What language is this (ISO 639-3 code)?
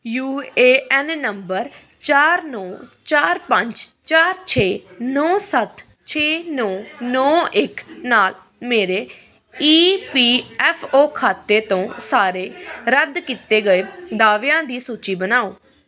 pan